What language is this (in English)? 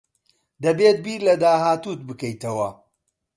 Central Kurdish